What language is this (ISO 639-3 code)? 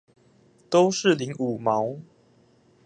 zho